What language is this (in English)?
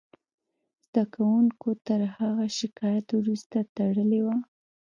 Pashto